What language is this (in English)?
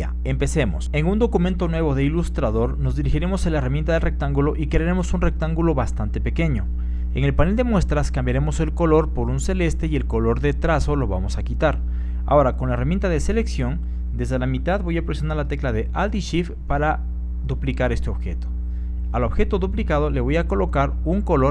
Spanish